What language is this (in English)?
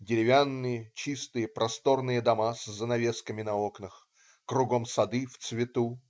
Russian